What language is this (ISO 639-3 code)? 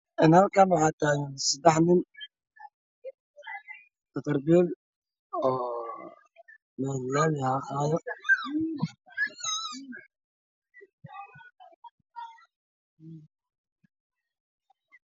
som